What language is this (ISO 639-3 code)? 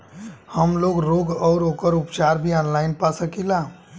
bho